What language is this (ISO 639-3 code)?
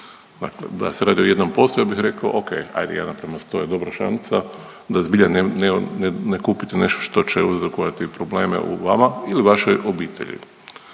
hrv